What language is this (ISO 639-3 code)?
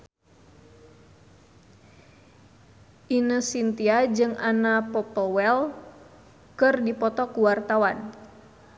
sun